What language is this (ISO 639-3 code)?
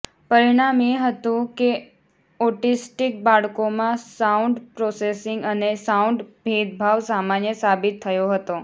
guj